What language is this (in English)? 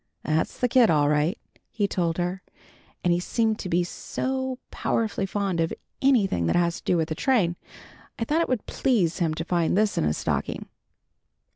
English